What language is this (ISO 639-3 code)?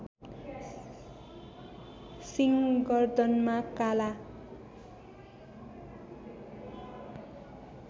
nep